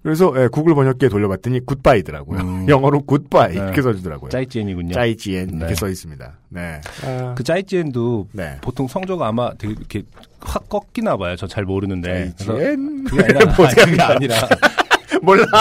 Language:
Korean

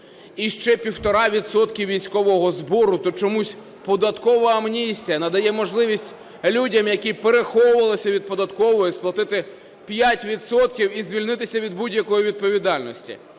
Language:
Ukrainian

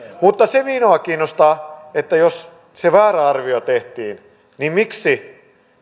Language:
Finnish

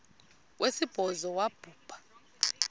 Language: Xhosa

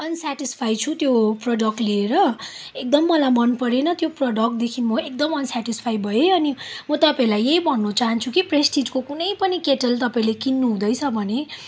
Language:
Nepali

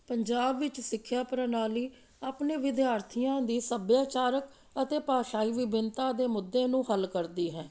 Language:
Punjabi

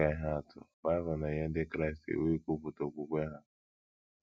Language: Igbo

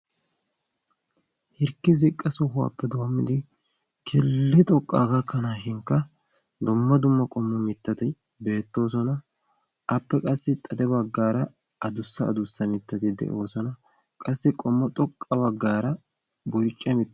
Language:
Wolaytta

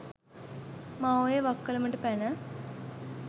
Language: Sinhala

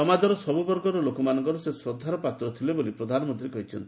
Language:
Odia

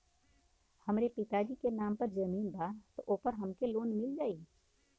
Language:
Bhojpuri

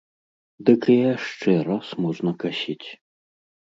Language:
Belarusian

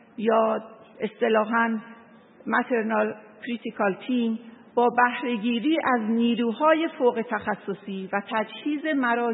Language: Persian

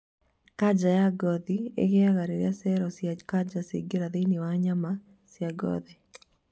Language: Kikuyu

